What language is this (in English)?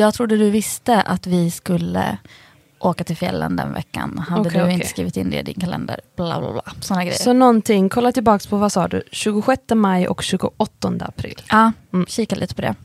Swedish